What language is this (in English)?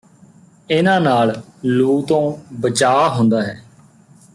Punjabi